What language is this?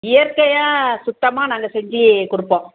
Tamil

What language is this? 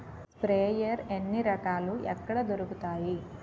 Telugu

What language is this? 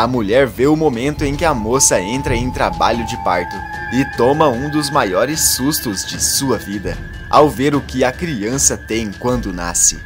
Portuguese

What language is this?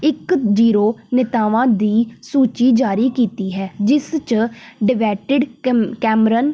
Punjabi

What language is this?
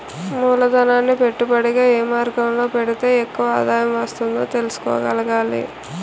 Telugu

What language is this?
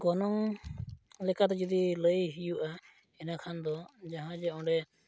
Santali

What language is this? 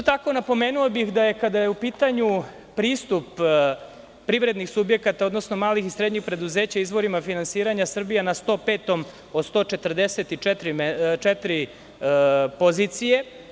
Serbian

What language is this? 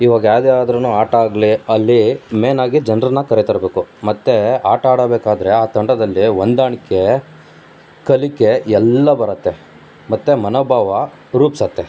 Kannada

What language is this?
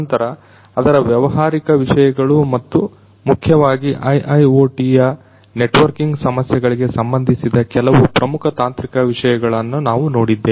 Kannada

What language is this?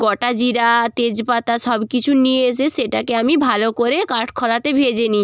Bangla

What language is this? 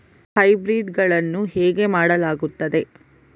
Kannada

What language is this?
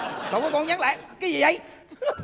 Vietnamese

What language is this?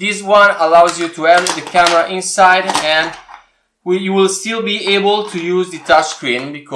English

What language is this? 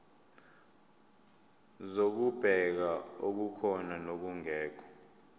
Zulu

